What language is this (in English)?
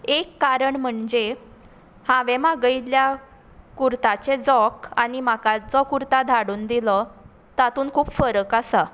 Konkani